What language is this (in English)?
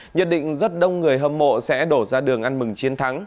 Vietnamese